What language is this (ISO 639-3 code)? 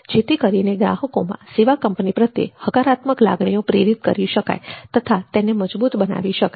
guj